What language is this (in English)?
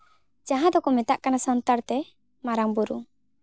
Santali